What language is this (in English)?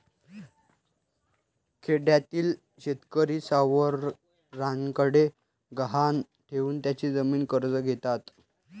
Marathi